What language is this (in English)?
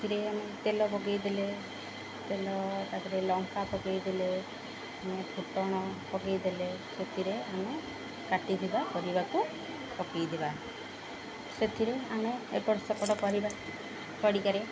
Odia